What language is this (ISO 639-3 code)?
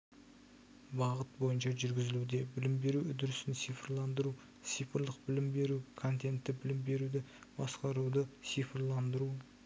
kaz